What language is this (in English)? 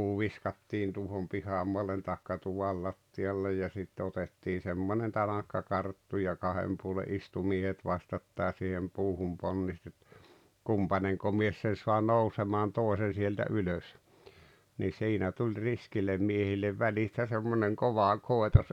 Finnish